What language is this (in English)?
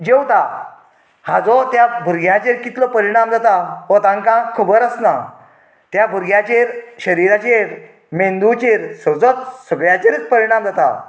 Konkani